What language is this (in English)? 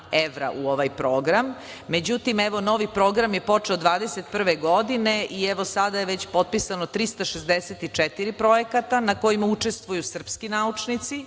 Serbian